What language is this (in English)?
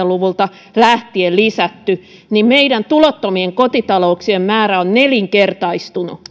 Finnish